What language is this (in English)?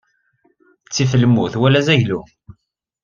Kabyle